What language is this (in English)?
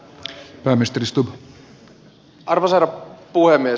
Finnish